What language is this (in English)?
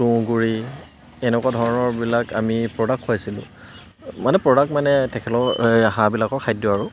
Assamese